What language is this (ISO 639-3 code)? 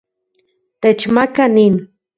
ncx